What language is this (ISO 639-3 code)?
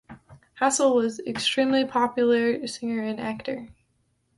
eng